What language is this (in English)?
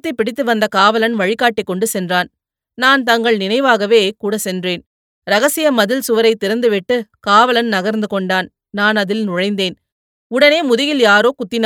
Tamil